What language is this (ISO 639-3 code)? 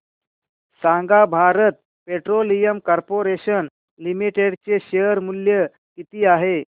mar